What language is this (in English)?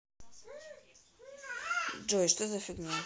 Russian